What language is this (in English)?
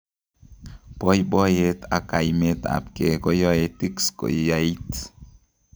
Kalenjin